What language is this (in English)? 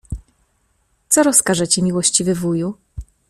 Polish